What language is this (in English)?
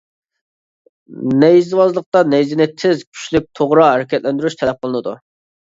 Uyghur